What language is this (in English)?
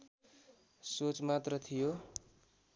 Nepali